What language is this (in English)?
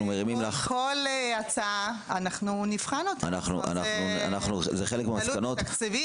Hebrew